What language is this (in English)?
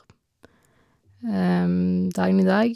Norwegian